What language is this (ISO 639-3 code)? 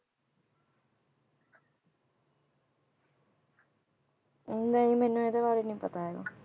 pan